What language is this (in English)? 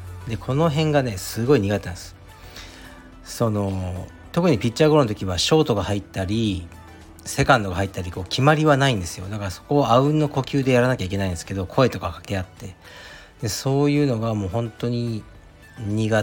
Japanese